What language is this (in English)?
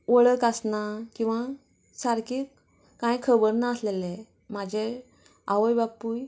Konkani